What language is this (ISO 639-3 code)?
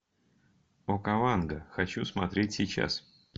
rus